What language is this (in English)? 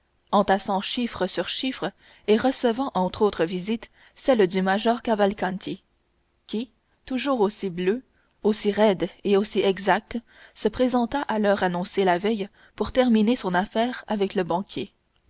French